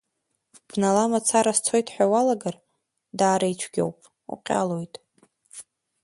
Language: Abkhazian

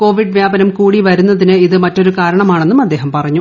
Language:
Malayalam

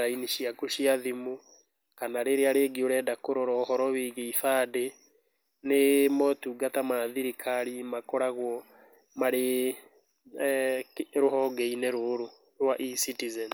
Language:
Kikuyu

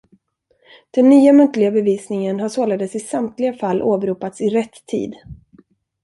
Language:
Swedish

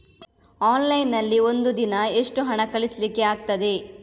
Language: Kannada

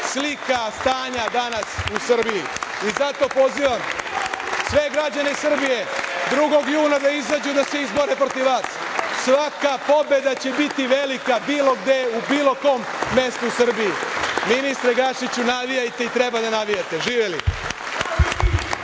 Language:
Serbian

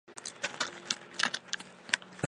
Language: Chinese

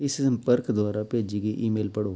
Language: Punjabi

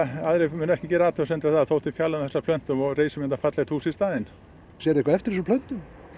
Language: Icelandic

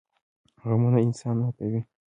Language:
Pashto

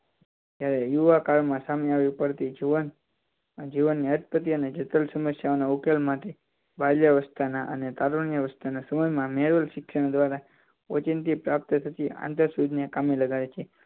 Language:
Gujarati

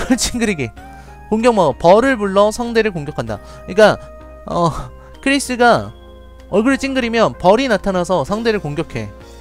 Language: Korean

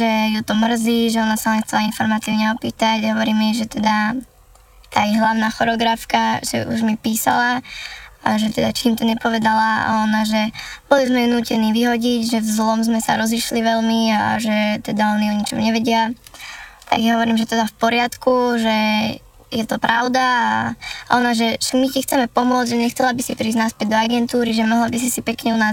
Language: Slovak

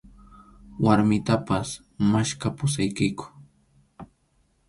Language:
Arequipa-La Unión Quechua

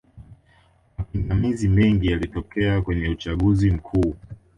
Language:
Swahili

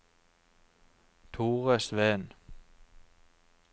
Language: Norwegian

